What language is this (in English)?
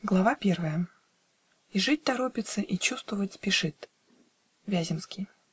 Russian